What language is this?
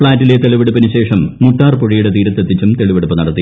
Malayalam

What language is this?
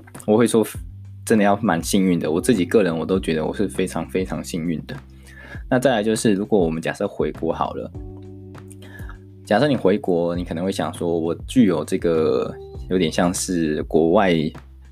Chinese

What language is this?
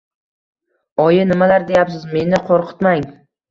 Uzbek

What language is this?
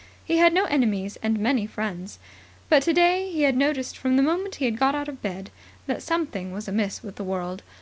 English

